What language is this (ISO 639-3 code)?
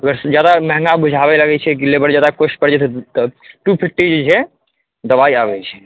mai